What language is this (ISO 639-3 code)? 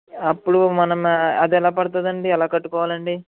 tel